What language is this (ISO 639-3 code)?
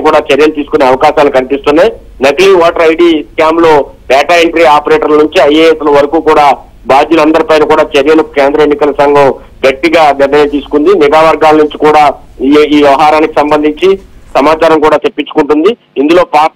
tel